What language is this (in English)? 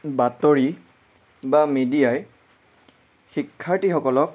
Assamese